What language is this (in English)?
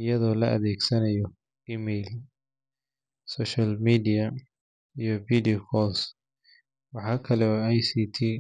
Somali